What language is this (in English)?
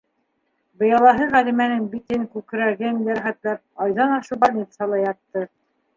Bashkir